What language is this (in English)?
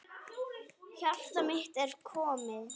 Icelandic